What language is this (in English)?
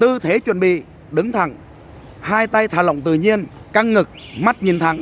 Vietnamese